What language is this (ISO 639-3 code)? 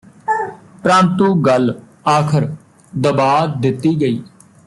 pan